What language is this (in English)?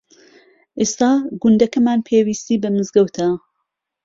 Central Kurdish